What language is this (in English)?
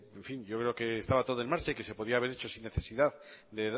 Spanish